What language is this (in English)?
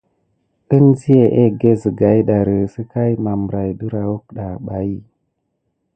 Gidar